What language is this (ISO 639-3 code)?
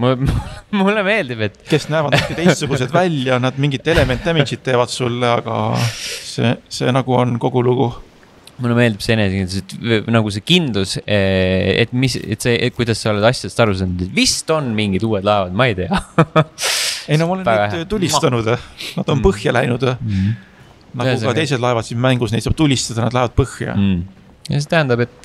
fin